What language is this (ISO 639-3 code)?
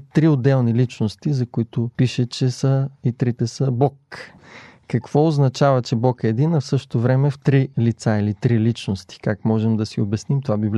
bul